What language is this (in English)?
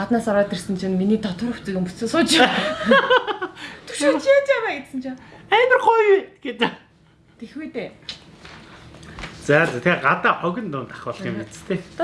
German